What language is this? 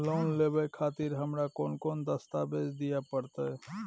Maithili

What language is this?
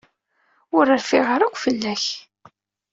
Kabyle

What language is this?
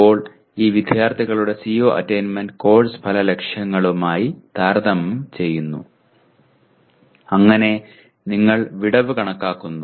Malayalam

